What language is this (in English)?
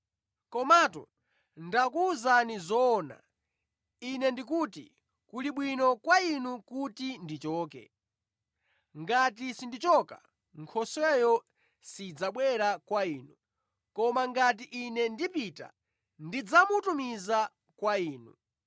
Nyanja